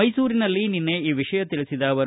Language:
Kannada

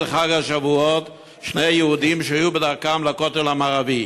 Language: Hebrew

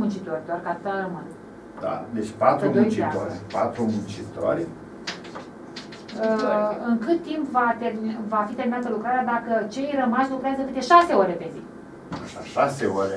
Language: Romanian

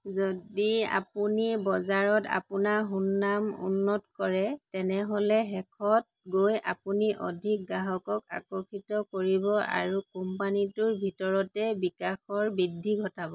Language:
Assamese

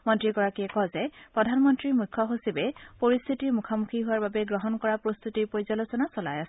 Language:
Assamese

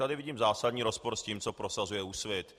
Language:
Czech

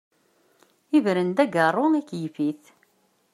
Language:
Kabyle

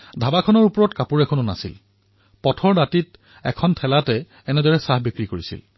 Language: Assamese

